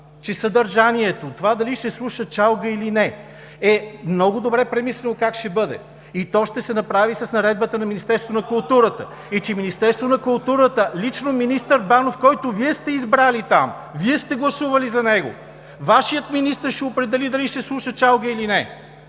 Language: Bulgarian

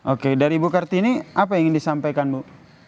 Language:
Indonesian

